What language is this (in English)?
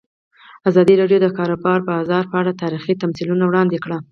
Pashto